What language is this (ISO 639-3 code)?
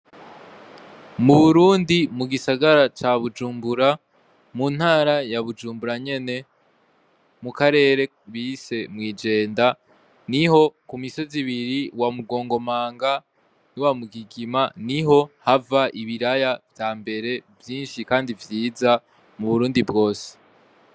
run